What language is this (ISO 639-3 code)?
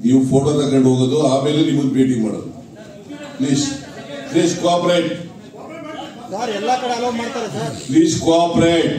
kan